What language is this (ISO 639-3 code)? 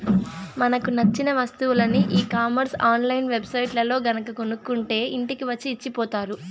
tel